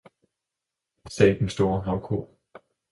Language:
Danish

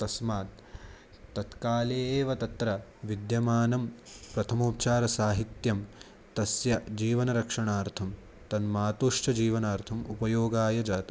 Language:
Sanskrit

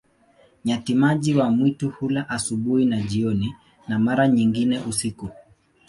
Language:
Swahili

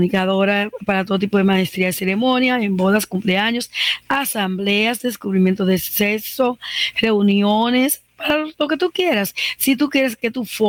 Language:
Spanish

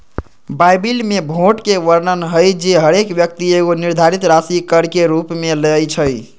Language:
Magahi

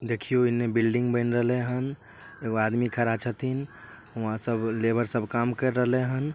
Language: Magahi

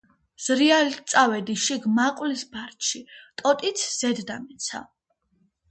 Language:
Georgian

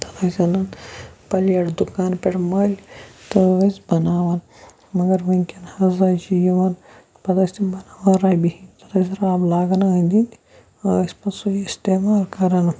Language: Kashmiri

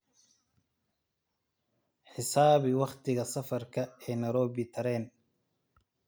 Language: Somali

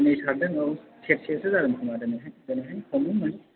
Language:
Bodo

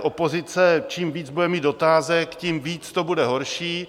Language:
Czech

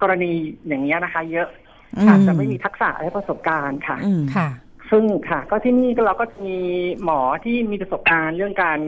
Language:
Thai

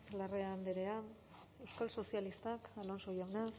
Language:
Basque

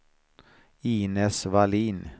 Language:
Swedish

